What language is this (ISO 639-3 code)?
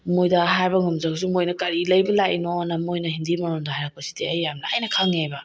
mni